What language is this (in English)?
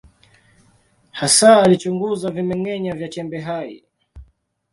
Swahili